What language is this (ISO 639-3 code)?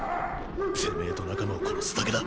jpn